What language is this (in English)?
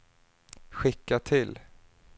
Swedish